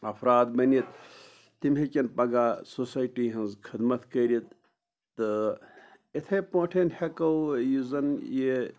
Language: Kashmiri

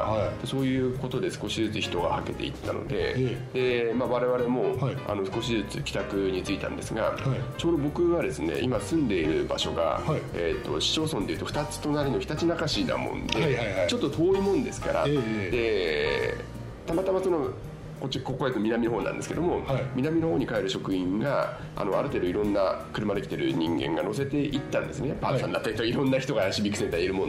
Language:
Japanese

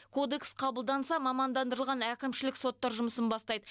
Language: Kazakh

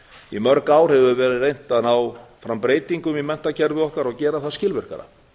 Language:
Icelandic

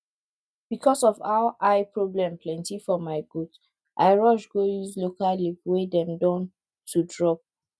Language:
Nigerian Pidgin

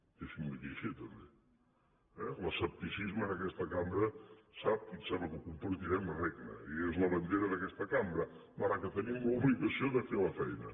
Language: Catalan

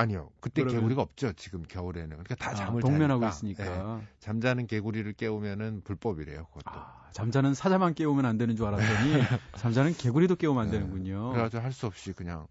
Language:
Korean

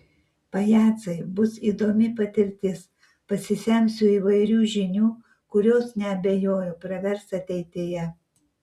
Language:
Lithuanian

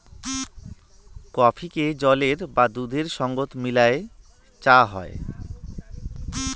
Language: Bangla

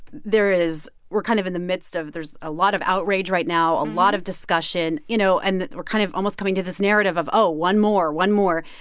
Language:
English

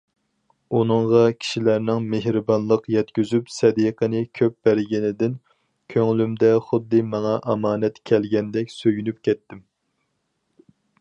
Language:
Uyghur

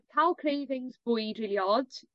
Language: Welsh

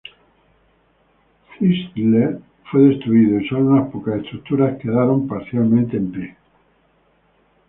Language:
Spanish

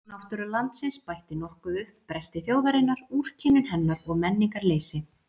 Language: Icelandic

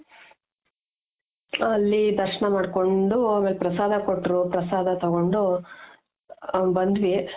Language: Kannada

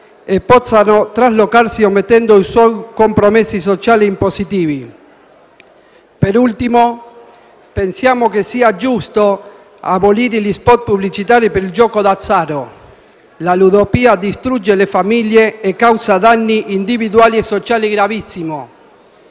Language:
Italian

